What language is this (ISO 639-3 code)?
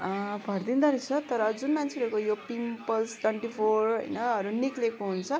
nep